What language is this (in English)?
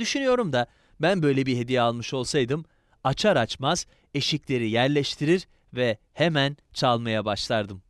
Turkish